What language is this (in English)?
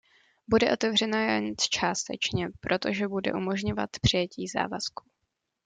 Czech